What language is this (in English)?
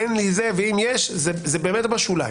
Hebrew